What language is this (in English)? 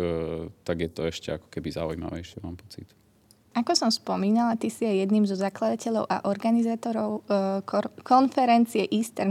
Slovak